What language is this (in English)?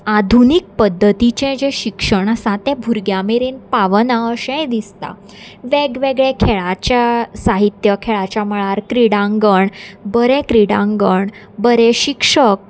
Konkani